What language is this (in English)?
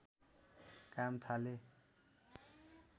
Nepali